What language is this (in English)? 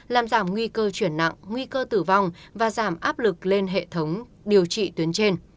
Vietnamese